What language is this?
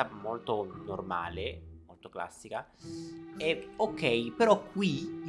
Italian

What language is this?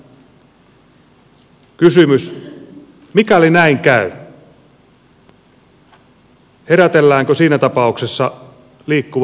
Finnish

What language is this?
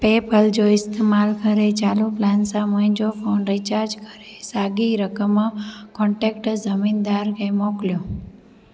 Sindhi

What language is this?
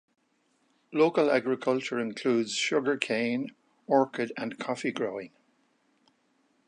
English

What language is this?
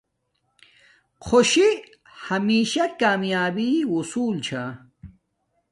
Domaaki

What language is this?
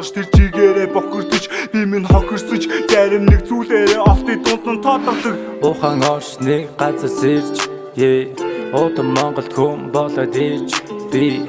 Mongolian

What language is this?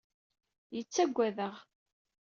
Kabyle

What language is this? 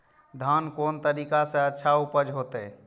Maithili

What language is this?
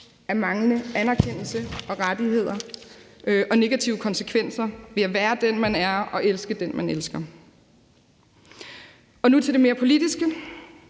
Danish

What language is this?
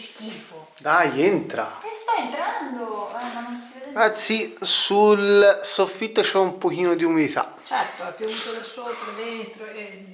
Italian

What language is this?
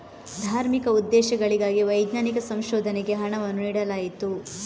Kannada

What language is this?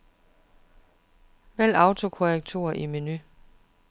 Danish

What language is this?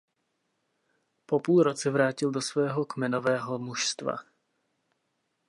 Czech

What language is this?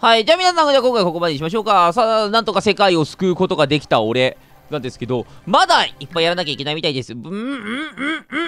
Japanese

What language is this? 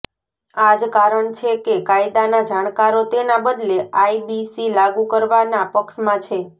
Gujarati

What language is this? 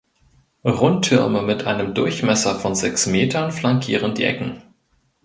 German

